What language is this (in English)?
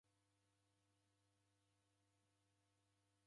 Taita